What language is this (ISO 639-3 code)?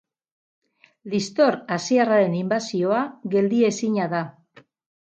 eus